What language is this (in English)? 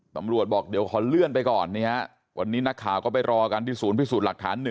Thai